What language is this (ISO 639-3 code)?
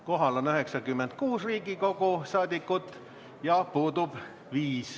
est